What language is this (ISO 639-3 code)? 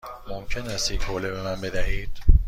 fas